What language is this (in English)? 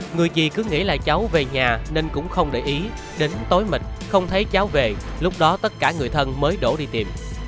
Vietnamese